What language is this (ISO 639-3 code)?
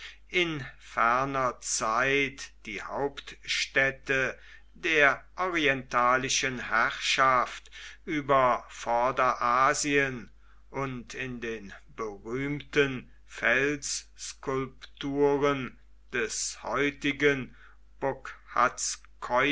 deu